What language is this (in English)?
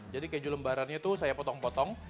Indonesian